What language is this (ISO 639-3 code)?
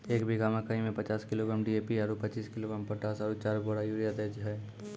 mai